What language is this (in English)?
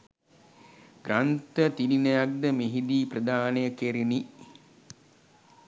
Sinhala